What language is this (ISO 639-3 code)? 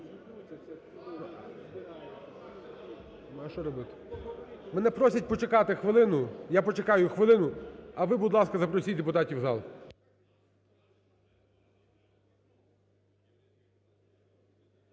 ukr